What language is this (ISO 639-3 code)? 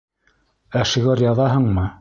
bak